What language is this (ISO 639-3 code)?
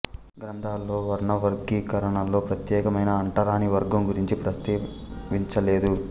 tel